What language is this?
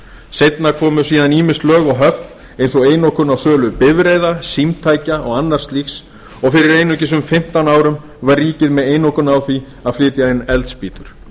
Icelandic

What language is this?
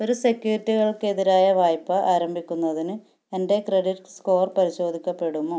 Malayalam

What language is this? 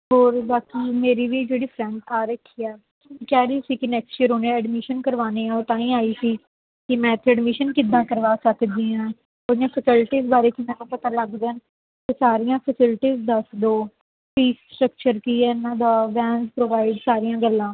Punjabi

